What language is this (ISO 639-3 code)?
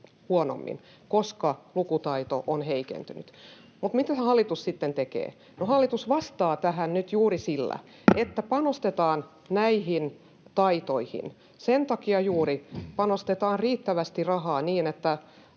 fin